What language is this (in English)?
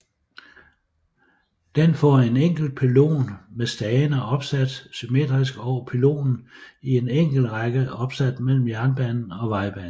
Danish